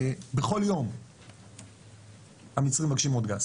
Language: Hebrew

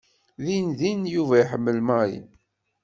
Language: Kabyle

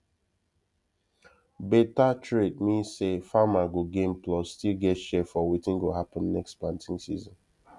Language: Nigerian Pidgin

